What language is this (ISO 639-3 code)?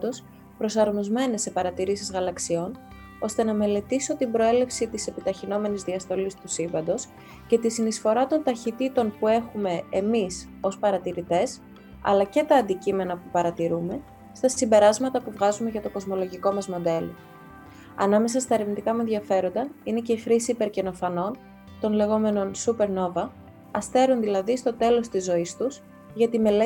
ell